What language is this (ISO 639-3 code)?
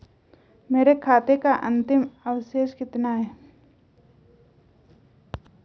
hin